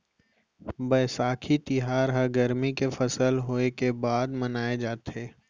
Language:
Chhattisgarhi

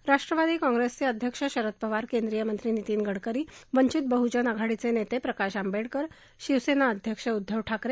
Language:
Marathi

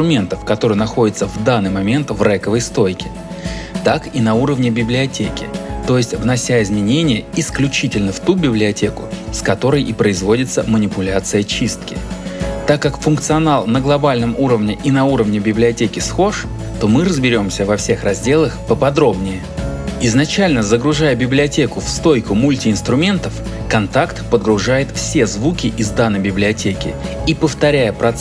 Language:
Russian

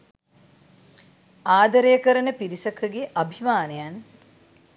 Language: Sinhala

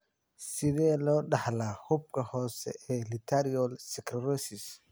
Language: Somali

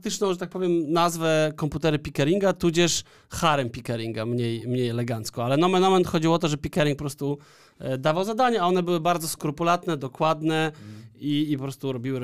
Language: Polish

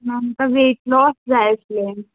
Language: Konkani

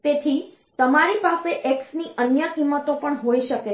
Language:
Gujarati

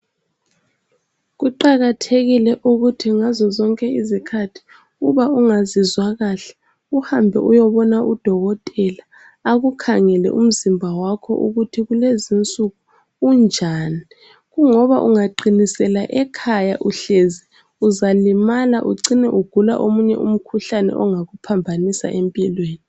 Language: North Ndebele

